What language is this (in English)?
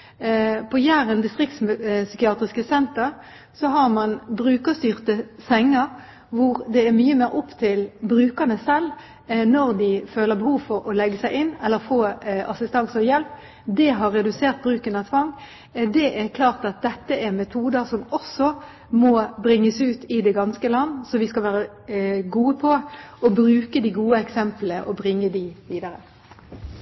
Norwegian Bokmål